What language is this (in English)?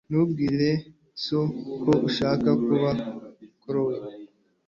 Kinyarwanda